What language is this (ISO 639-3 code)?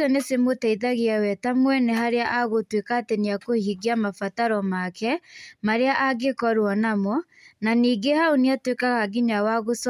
kik